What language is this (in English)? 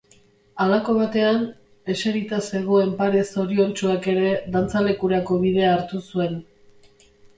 Basque